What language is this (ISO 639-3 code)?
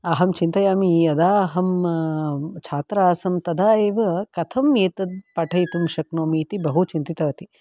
san